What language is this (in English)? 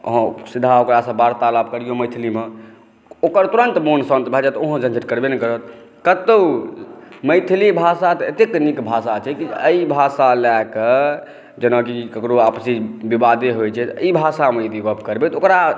Maithili